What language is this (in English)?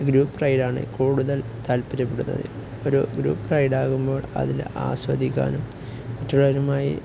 Malayalam